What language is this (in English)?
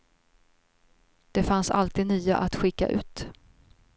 Swedish